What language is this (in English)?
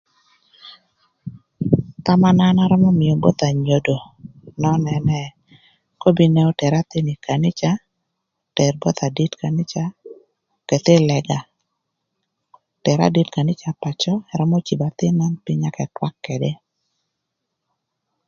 Thur